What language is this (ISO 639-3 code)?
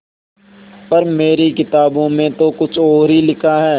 hin